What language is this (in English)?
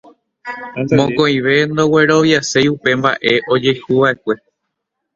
Guarani